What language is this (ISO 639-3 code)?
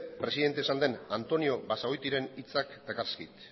eus